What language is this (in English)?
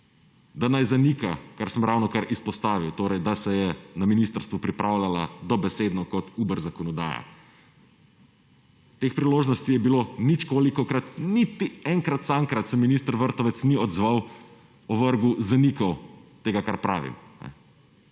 Slovenian